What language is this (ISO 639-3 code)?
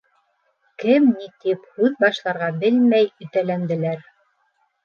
bak